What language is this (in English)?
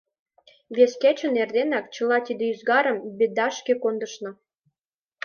Mari